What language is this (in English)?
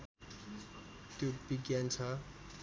Nepali